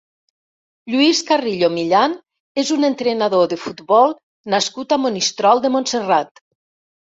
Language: Catalan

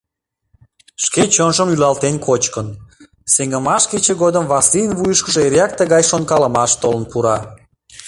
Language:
Mari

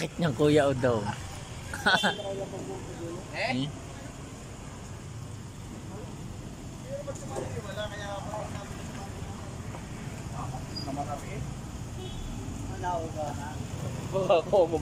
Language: Indonesian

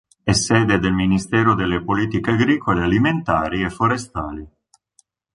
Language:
Italian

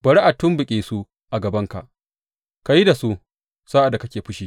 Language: Hausa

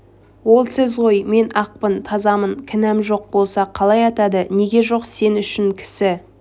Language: Kazakh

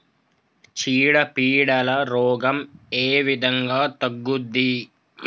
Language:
Telugu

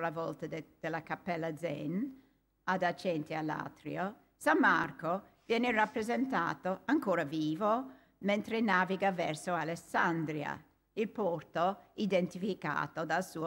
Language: Italian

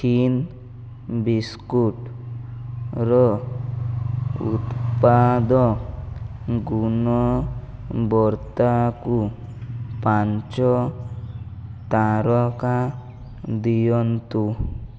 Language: Odia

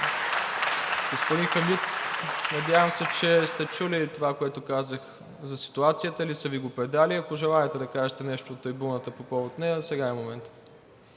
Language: Bulgarian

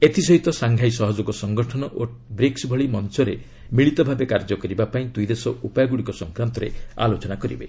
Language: Odia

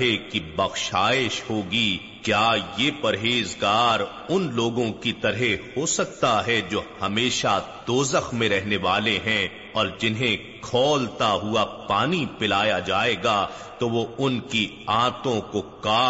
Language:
Urdu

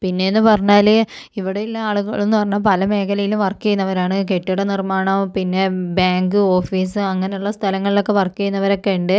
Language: Malayalam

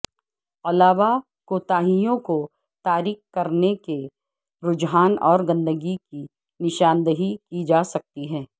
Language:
Urdu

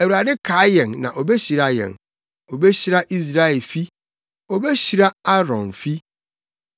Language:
Akan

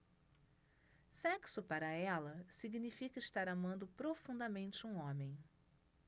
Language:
Portuguese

